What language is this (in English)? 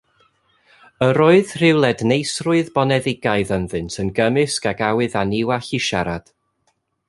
Welsh